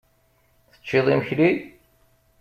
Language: Kabyle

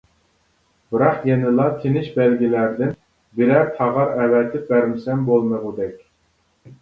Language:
Uyghur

